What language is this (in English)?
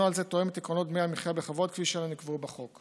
Hebrew